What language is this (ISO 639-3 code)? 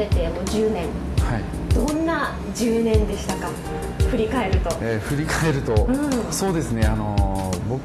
jpn